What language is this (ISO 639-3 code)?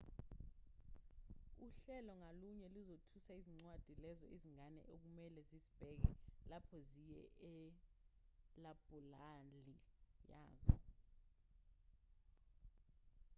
zul